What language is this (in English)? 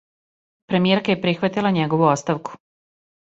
Serbian